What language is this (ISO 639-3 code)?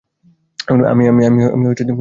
ben